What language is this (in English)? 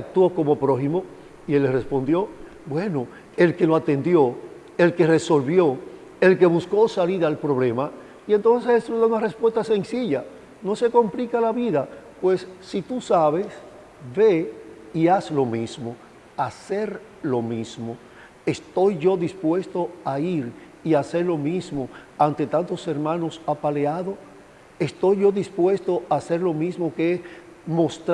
Spanish